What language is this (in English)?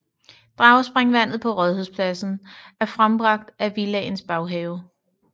Danish